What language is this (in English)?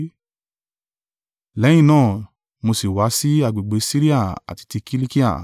Yoruba